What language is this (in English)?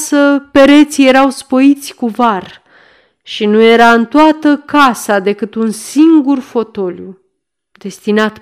Romanian